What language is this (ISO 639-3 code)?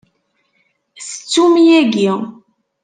kab